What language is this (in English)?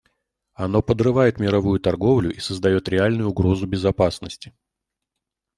Russian